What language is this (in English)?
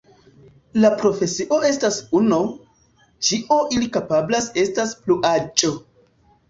Esperanto